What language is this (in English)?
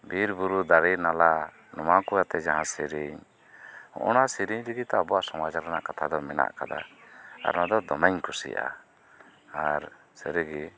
Santali